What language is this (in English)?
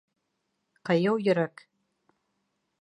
Bashkir